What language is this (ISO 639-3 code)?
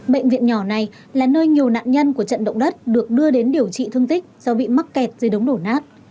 vie